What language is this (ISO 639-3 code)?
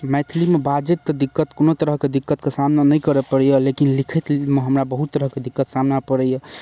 mai